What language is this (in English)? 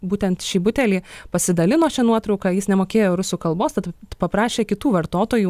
Lithuanian